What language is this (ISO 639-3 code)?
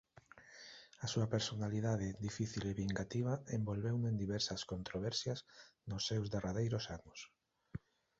glg